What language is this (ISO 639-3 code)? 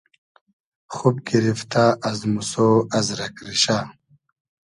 haz